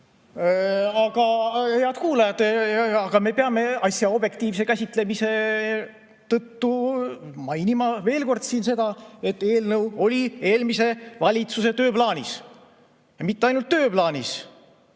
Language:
Estonian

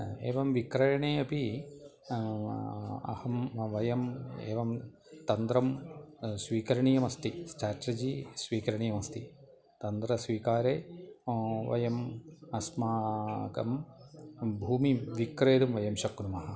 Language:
Sanskrit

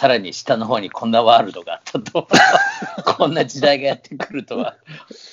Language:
Japanese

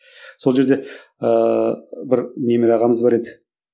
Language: Kazakh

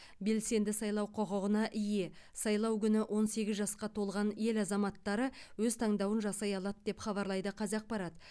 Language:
Kazakh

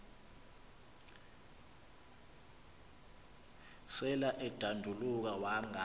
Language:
Xhosa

